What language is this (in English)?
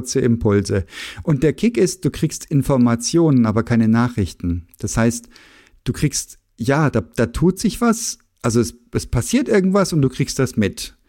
German